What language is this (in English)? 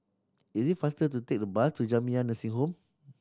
English